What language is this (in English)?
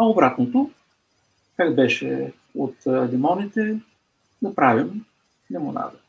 Bulgarian